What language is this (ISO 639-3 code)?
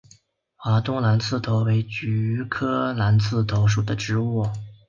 zho